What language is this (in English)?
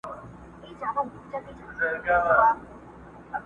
Pashto